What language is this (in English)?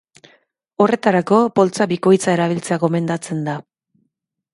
Basque